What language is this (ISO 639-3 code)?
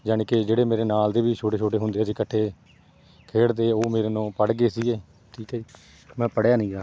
pan